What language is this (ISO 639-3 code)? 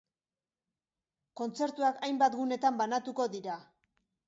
eus